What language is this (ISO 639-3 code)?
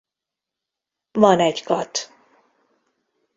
hun